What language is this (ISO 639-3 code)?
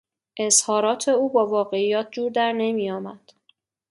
fas